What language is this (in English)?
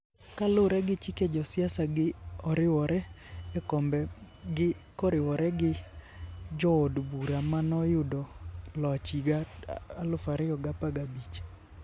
Luo (Kenya and Tanzania)